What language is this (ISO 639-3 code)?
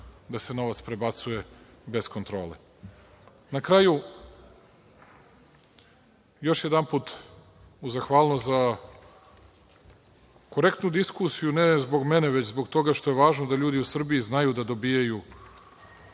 srp